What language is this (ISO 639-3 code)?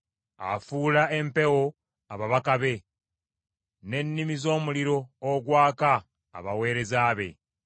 lug